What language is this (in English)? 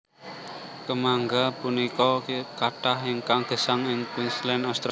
Javanese